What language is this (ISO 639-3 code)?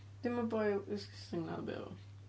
cym